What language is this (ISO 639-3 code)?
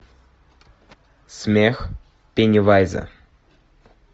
rus